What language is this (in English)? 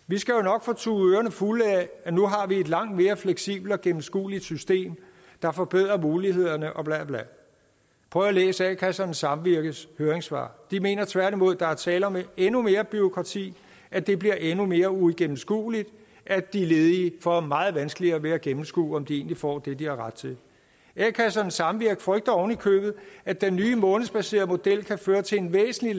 Danish